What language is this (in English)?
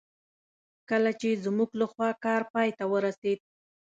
Pashto